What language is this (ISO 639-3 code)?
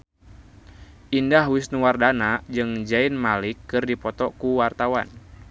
sun